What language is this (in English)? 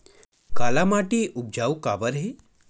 Chhattisgarhi